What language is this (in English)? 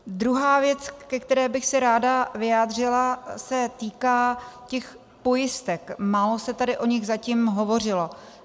Czech